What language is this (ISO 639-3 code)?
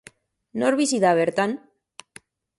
eus